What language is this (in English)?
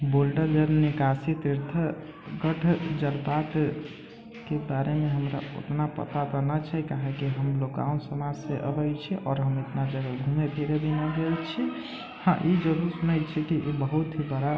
Maithili